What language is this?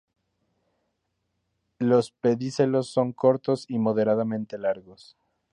Spanish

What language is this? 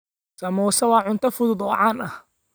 Somali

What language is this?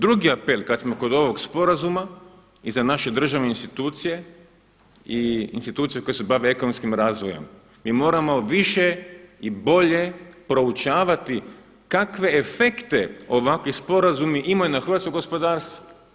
Croatian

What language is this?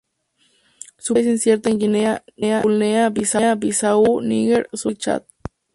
Spanish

